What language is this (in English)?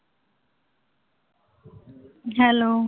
Punjabi